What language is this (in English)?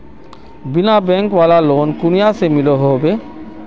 Magahi